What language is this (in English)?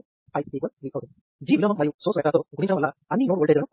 Telugu